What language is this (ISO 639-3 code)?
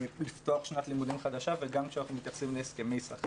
heb